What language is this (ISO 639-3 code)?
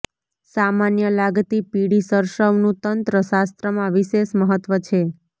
guj